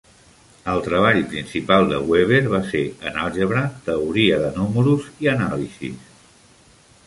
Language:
Catalan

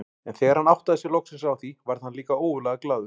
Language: Icelandic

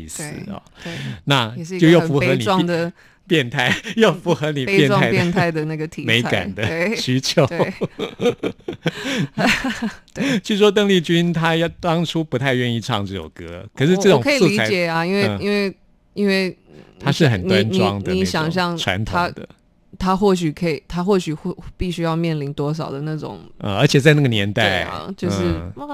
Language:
Chinese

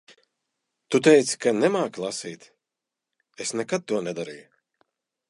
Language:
Latvian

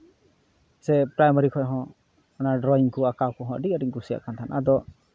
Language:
Santali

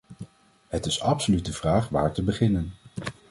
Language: Dutch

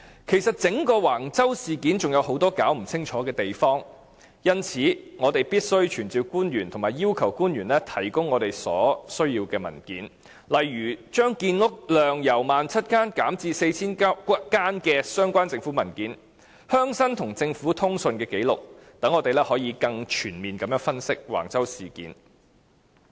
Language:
Cantonese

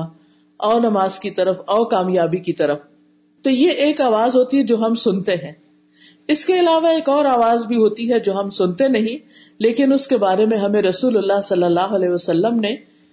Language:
Urdu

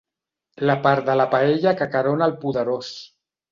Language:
Catalan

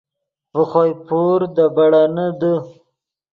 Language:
Yidgha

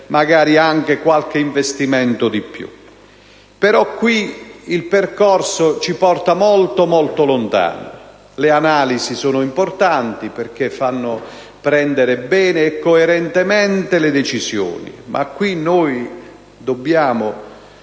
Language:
Italian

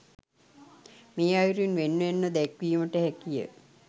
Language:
Sinhala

